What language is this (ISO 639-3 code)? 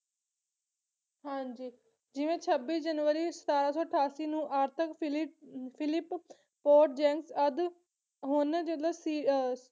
pan